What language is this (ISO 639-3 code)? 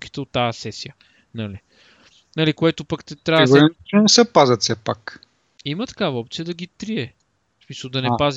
bul